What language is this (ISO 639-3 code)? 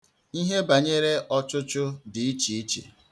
ibo